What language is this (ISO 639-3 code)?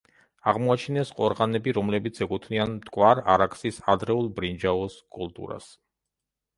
kat